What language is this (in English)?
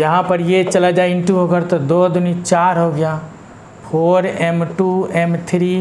Hindi